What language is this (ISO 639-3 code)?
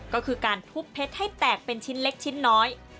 tha